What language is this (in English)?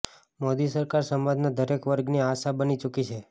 Gujarati